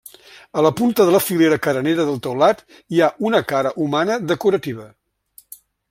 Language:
Catalan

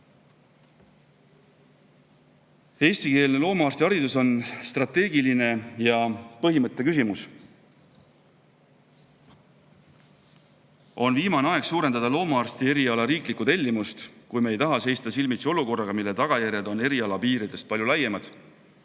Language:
Estonian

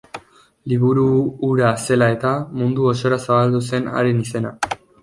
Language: Basque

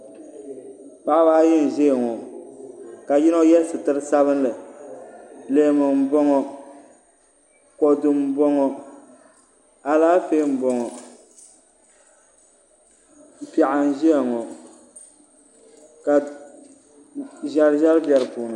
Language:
Dagbani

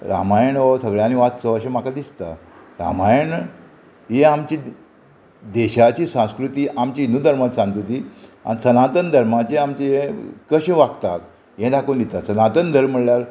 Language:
Konkani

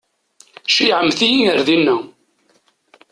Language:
Kabyle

